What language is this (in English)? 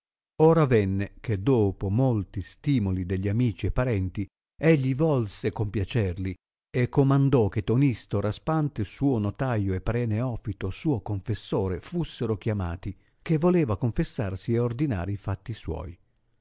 Italian